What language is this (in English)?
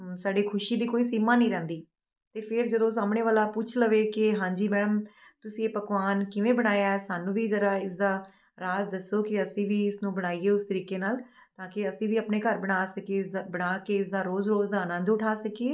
Punjabi